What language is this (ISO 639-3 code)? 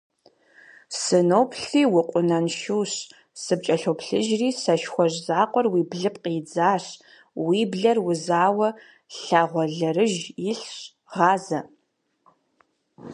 kbd